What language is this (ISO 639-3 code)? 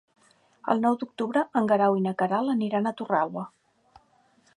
cat